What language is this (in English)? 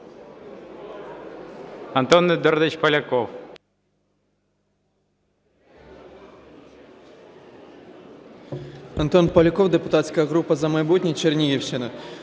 Ukrainian